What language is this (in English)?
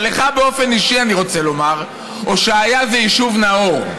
Hebrew